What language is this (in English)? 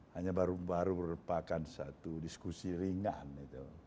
Indonesian